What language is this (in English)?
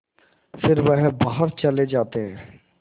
Hindi